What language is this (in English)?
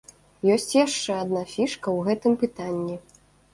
Belarusian